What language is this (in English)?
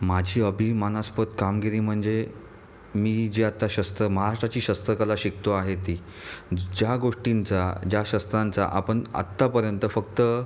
Marathi